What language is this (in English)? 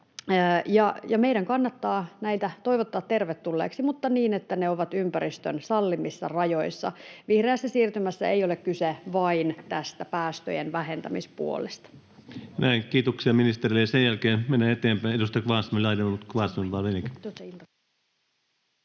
Finnish